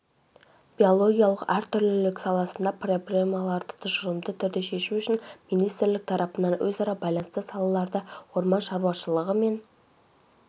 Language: Kazakh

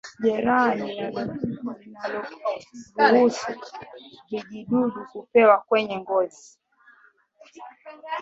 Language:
Swahili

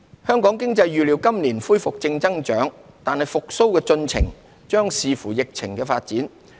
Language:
Cantonese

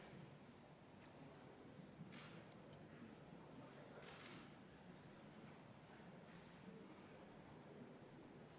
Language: Estonian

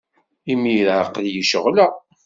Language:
Kabyle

